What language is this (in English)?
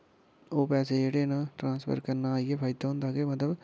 Dogri